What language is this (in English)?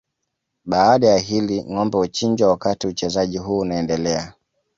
Swahili